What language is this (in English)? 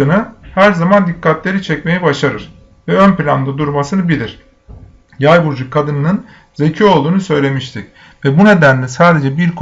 Turkish